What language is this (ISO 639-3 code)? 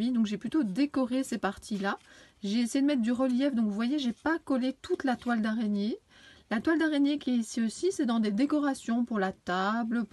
fra